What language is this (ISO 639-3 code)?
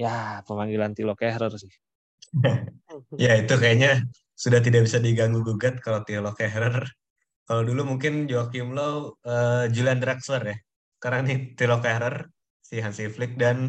ind